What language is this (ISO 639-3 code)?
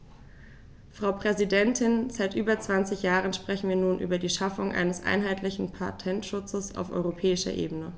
deu